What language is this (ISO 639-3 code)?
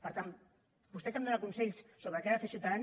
cat